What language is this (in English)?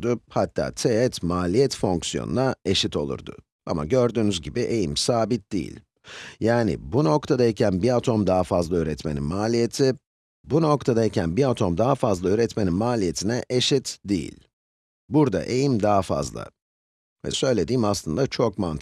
Turkish